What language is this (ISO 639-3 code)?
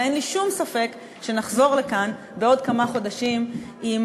heb